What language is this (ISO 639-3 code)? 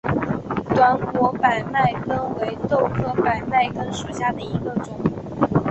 zho